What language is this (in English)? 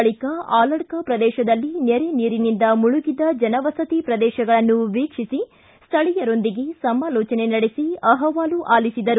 Kannada